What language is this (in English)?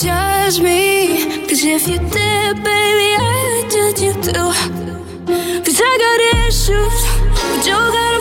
Romanian